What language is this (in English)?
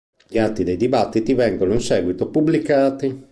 Italian